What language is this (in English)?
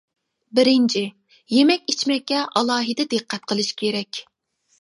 Uyghur